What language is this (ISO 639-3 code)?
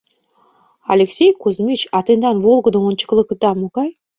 chm